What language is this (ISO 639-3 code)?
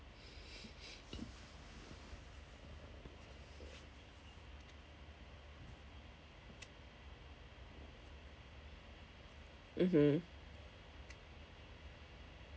eng